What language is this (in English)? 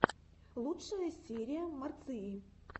Russian